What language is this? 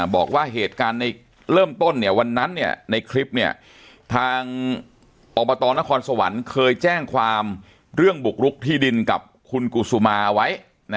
Thai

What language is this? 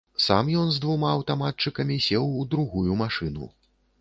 Belarusian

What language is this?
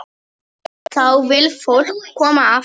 Icelandic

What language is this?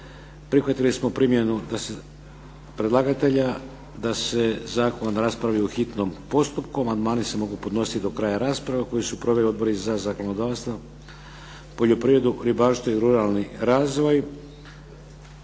Croatian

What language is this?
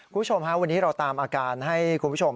Thai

